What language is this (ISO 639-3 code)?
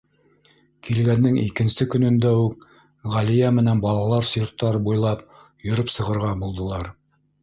bak